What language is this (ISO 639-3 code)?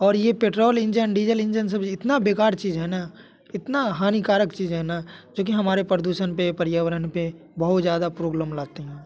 hin